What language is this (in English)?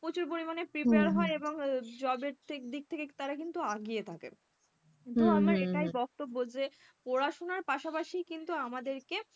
Bangla